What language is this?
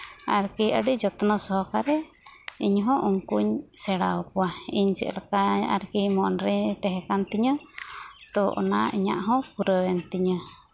Santali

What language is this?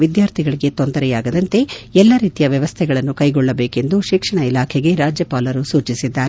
Kannada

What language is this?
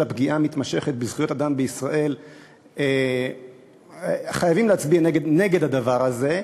Hebrew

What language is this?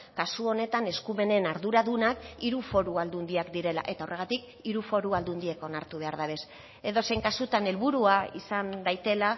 Basque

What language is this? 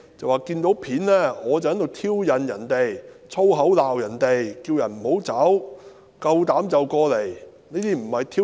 Cantonese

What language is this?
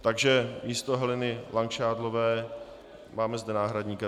Czech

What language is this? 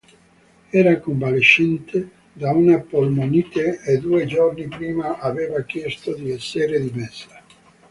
Italian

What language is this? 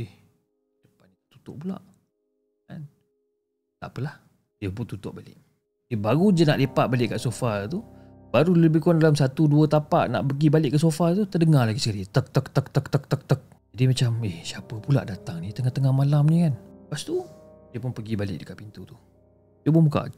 Malay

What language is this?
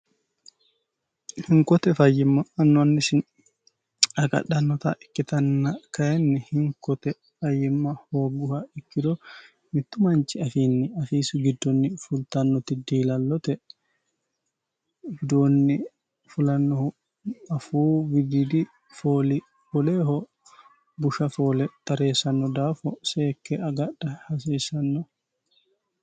Sidamo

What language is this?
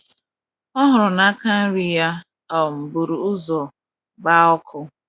Igbo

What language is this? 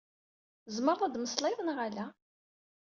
Kabyle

